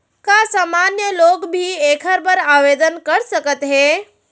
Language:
Chhattisgarhi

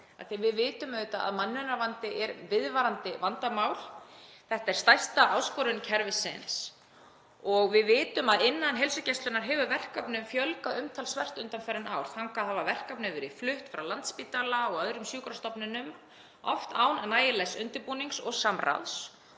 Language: Icelandic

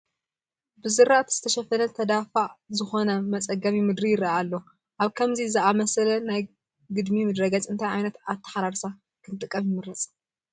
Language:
Tigrinya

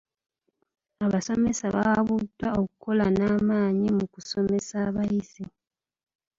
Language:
Ganda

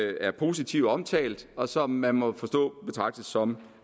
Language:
Danish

